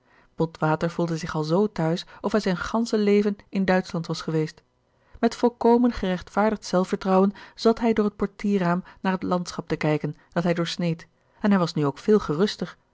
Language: Dutch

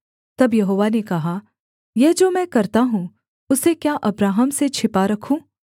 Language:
Hindi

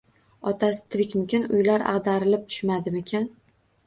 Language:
Uzbek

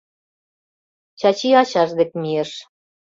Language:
Mari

